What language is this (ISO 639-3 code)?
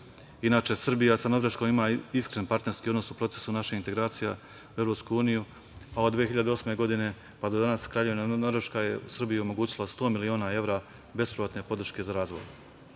srp